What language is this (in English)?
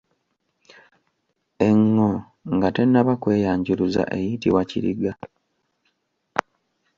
Ganda